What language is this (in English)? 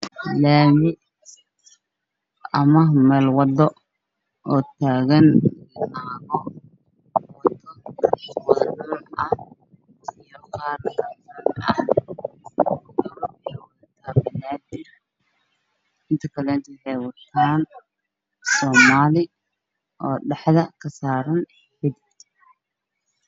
Somali